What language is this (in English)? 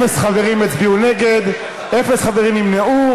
Hebrew